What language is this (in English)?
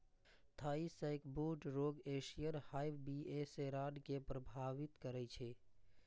Maithili